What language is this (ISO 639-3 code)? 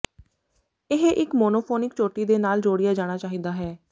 pan